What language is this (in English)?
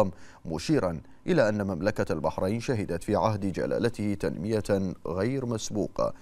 Arabic